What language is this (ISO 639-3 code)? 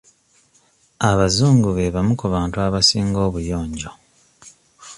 lug